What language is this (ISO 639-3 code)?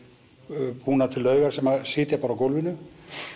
isl